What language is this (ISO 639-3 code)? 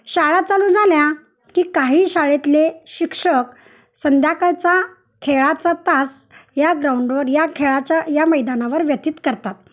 mar